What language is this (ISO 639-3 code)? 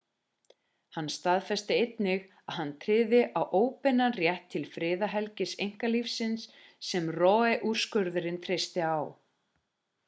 isl